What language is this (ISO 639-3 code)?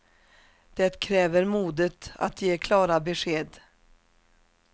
swe